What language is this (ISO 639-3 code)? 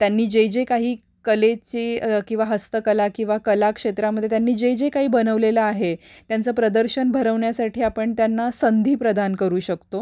mar